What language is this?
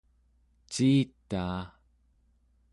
Central Yupik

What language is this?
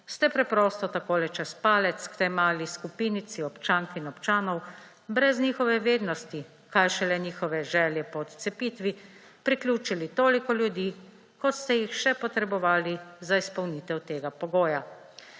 Slovenian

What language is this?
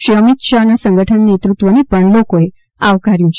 Gujarati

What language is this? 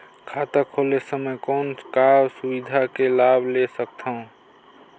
Chhattisgarhi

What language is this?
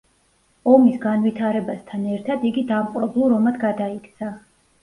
Georgian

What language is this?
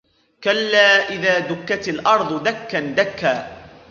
Arabic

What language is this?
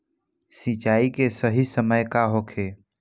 Bhojpuri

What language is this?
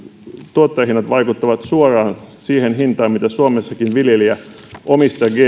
Finnish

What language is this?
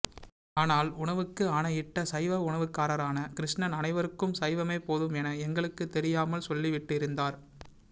Tamil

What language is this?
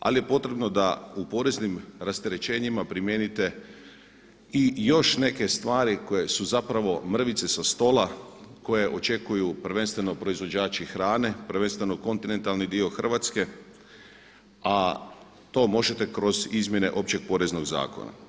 Croatian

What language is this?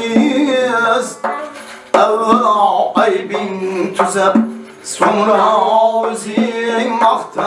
Uzbek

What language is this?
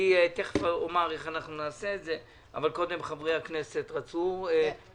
Hebrew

